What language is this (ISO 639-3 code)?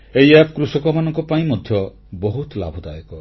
ori